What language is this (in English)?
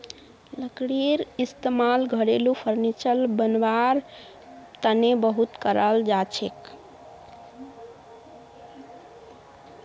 Magahi